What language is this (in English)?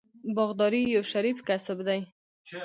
Pashto